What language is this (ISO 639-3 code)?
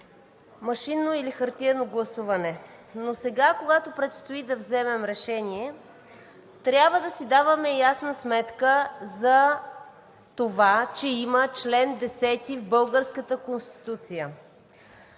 bul